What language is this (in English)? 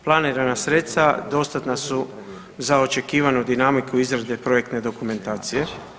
Croatian